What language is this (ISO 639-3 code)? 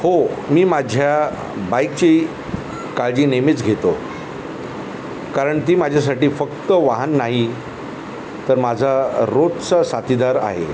mar